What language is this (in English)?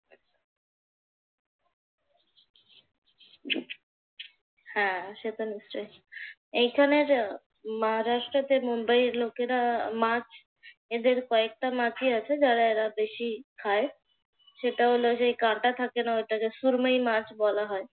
Bangla